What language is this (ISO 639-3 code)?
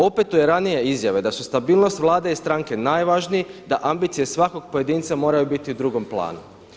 hrv